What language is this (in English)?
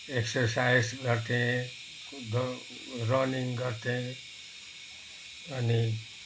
Nepali